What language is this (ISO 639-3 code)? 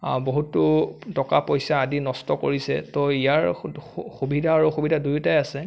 asm